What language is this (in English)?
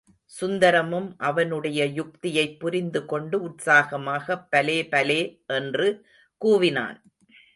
Tamil